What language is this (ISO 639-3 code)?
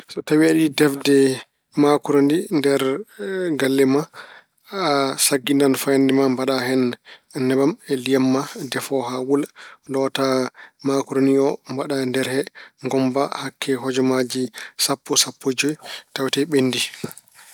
ful